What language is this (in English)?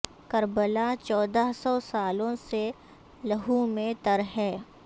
Urdu